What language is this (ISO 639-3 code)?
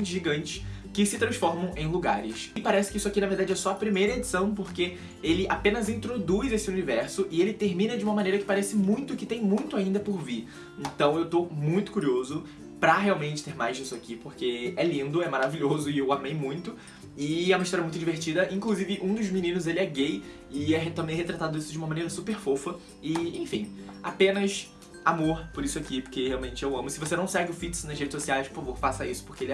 por